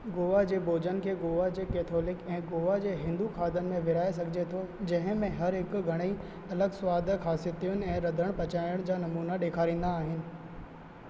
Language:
Sindhi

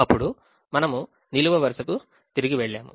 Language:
Telugu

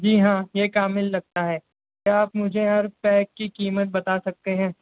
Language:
Urdu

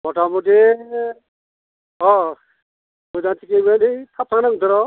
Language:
Bodo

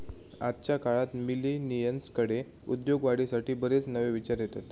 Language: Marathi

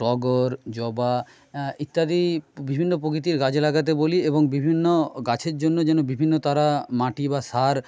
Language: Bangla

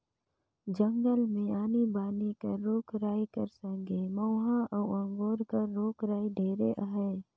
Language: Chhattisgarhi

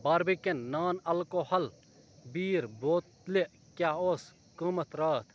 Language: Kashmiri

